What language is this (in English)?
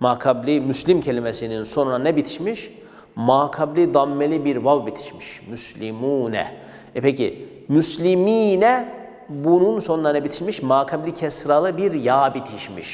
Turkish